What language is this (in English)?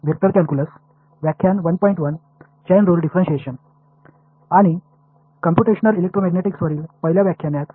Tamil